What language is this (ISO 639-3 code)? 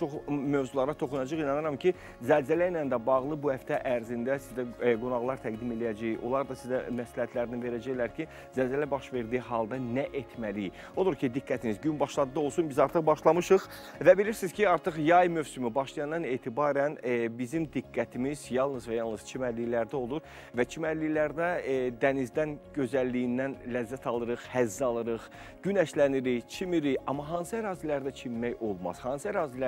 tur